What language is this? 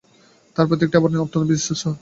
Bangla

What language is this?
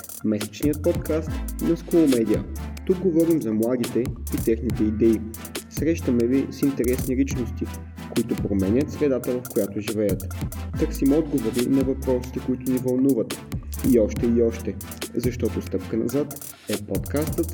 Bulgarian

